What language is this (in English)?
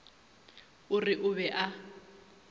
Northern Sotho